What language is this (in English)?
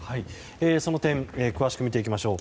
Japanese